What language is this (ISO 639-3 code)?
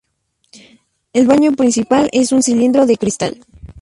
spa